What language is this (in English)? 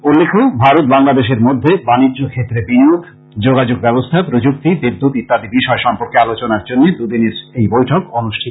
Bangla